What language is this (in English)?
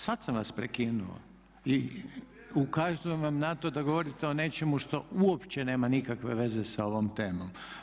Croatian